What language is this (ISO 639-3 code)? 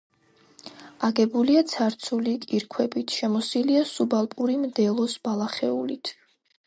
kat